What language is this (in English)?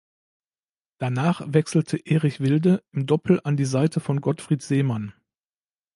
German